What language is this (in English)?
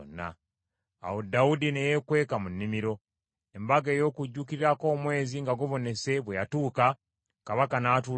Ganda